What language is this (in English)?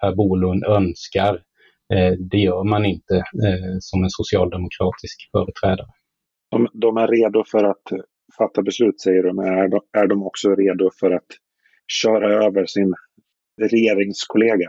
Swedish